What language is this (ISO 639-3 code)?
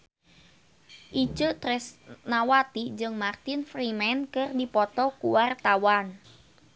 sun